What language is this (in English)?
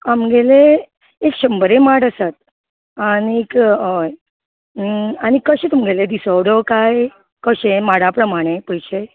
Konkani